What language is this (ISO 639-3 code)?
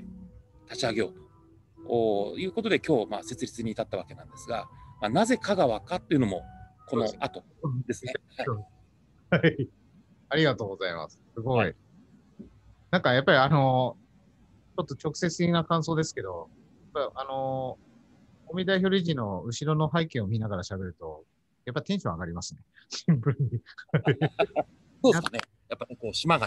jpn